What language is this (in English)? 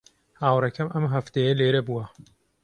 Central Kurdish